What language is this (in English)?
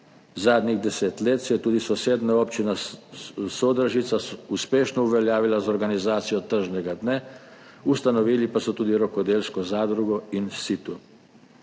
Slovenian